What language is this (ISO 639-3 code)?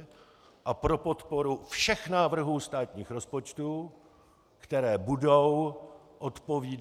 ces